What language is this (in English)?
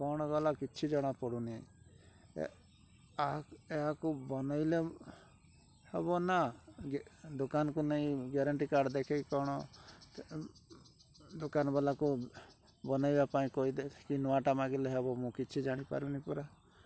Odia